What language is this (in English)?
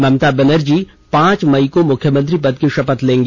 Hindi